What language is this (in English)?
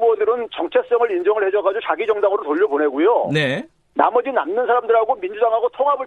Korean